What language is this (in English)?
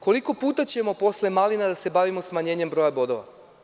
Serbian